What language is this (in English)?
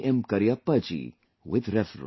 English